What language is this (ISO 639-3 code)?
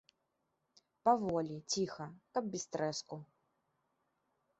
bel